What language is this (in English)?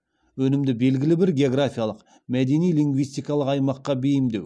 Kazakh